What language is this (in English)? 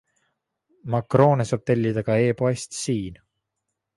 Estonian